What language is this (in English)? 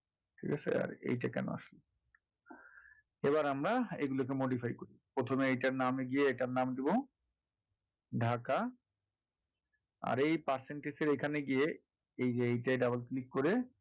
Bangla